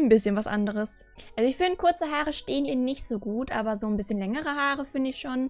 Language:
German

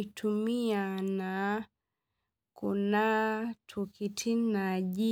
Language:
Masai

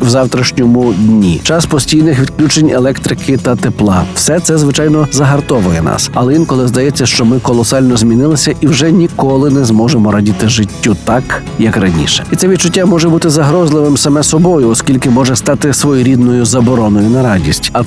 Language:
Ukrainian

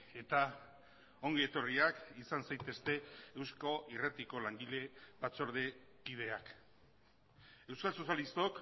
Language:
Basque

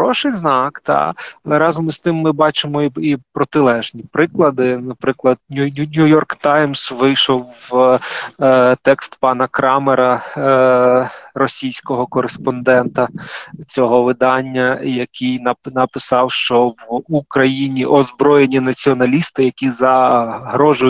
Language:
Ukrainian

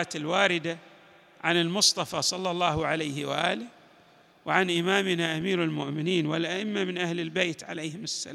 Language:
Arabic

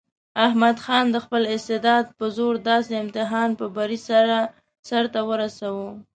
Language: Pashto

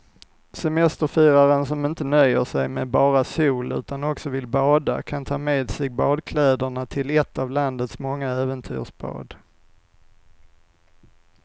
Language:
Swedish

